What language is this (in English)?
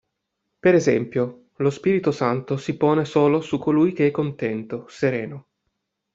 Italian